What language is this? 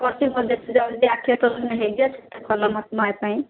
Odia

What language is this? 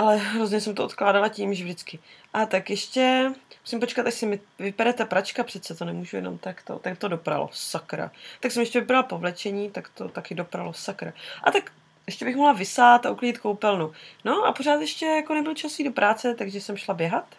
Czech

